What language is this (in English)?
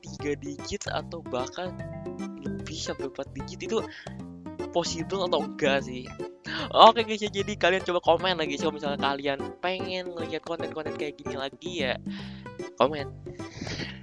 Indonesian